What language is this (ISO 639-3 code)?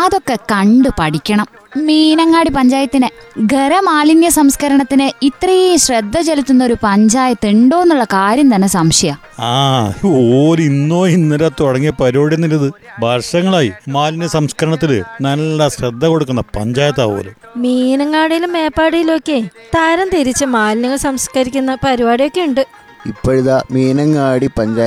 mal